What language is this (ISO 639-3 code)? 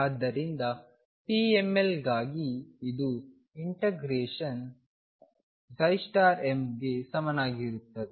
kan